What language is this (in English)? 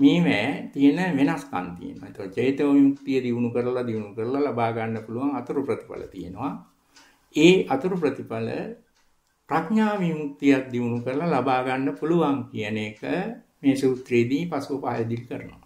Italian